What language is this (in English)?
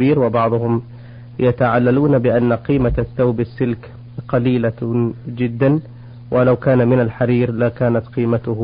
Arabic